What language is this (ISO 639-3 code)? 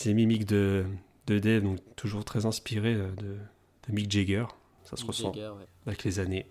fra